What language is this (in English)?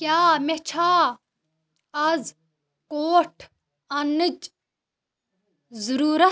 Kashmiri